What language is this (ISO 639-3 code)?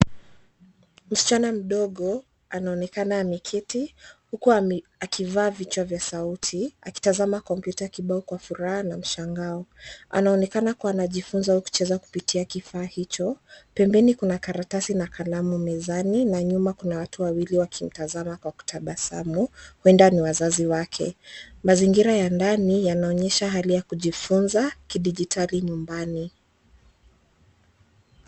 swa